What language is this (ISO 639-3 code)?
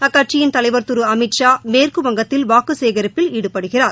tam